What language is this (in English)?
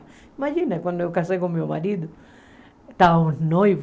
Portuguese